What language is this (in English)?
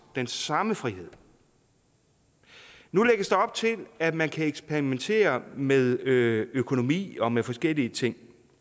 Danish